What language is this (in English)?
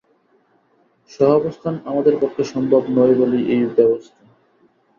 Bangla